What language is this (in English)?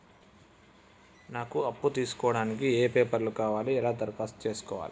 Telugu